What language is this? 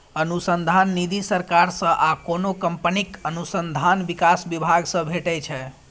Maithili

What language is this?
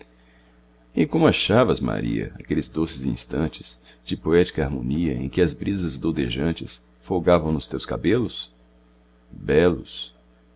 Portuguese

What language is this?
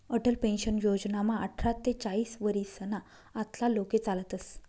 Marathi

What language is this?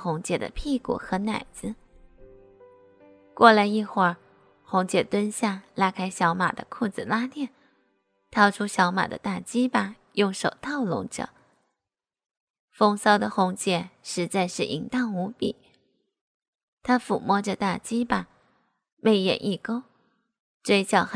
Chinese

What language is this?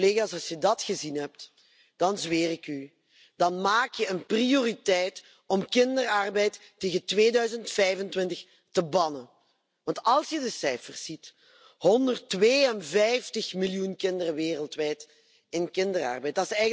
Dutch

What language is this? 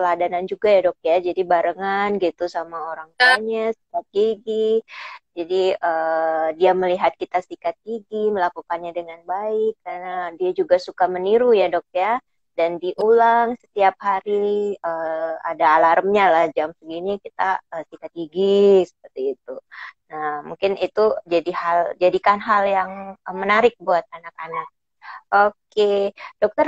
Indonesian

